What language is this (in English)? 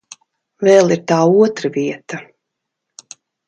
Latvian